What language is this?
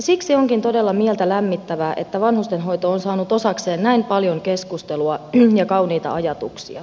Finnish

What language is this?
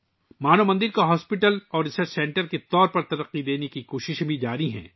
Urdu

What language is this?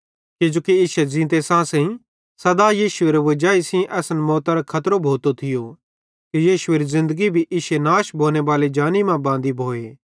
Bhadrawahi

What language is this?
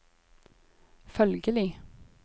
Norwegian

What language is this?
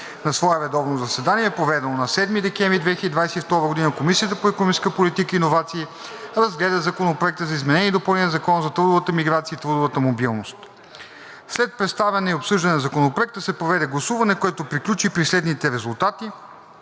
Bulgarian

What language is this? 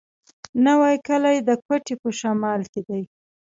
Pashto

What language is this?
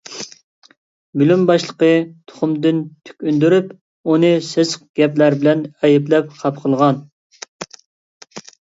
Uyghur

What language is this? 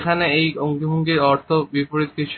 Bangla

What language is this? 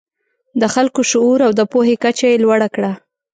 Pashto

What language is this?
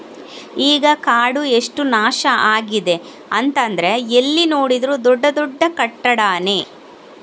Kannada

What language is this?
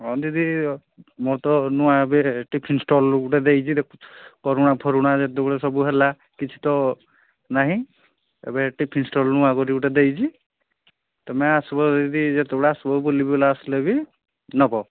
Odia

